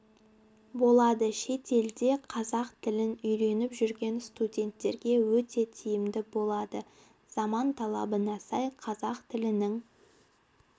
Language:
Kazakh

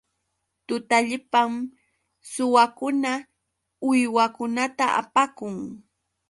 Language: Yauyos Quechua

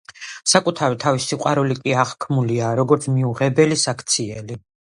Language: Georgian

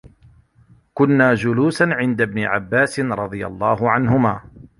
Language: Arabic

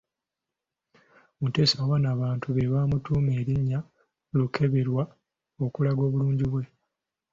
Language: Ganda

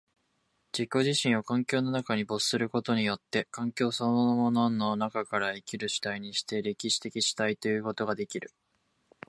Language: Japanese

